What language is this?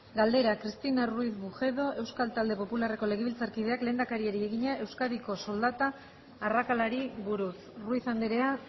Basque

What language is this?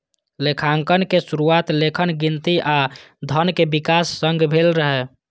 Maithili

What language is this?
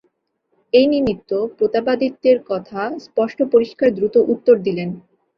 Bangla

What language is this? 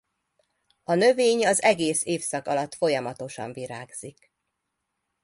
Hungarian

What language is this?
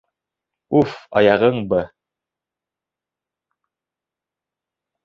Bashkir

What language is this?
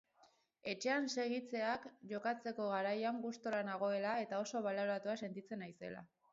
Basque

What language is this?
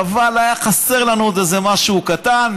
Hebrew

